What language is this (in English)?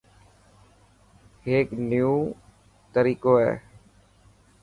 Dhatki